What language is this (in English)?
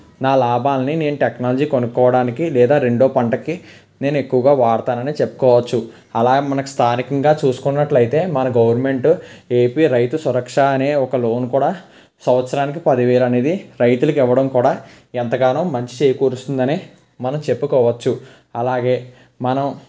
Telugu